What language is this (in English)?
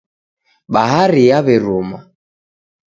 Taita